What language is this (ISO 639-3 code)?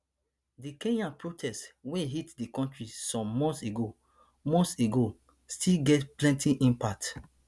pcm